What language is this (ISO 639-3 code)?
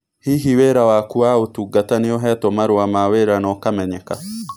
kik